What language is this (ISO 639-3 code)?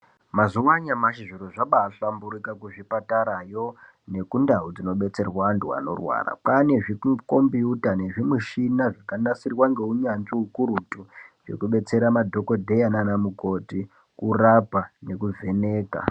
ndc